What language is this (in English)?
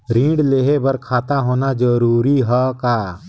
Chhattisgarhi